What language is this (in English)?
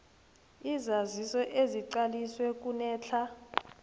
South Ndebele